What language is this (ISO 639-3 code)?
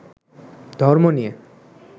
ben